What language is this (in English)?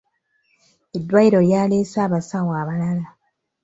Ganda